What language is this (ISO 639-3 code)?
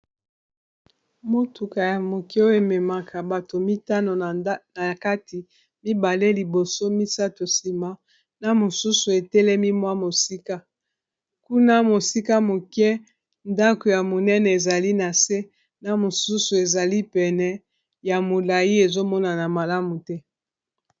lin